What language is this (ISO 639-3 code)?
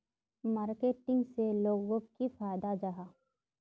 mag